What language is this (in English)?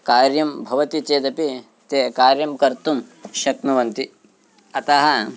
Sanskrit